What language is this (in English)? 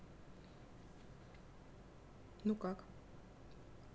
Russian